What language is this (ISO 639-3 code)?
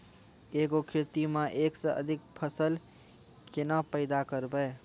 mai